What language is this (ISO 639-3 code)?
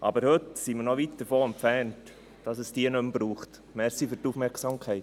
gsw